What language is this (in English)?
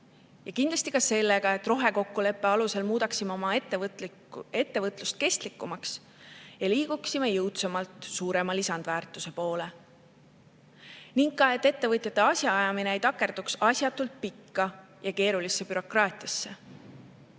Estonian